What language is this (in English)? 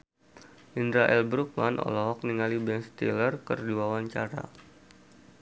Sundanese